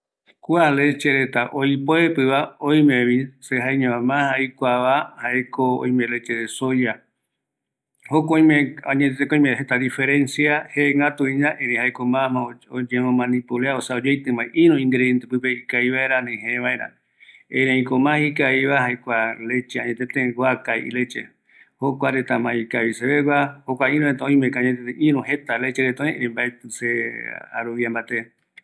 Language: Eastern Bolivian Guaraní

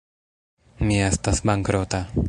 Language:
Esperanto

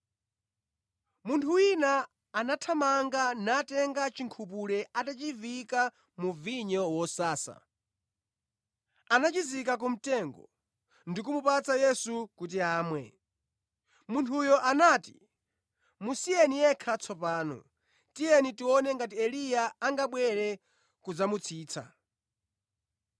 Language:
Nyanja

